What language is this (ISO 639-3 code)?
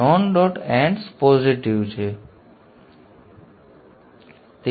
guj